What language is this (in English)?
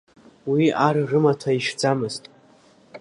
Abkhazian